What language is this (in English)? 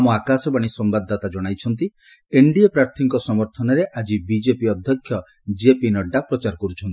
Odia